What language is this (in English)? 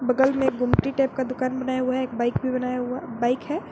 Hindi